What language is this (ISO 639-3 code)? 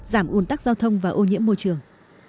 vie